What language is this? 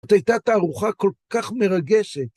Hebrew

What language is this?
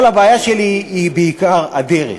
Hebrew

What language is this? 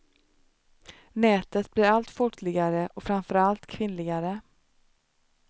Swedish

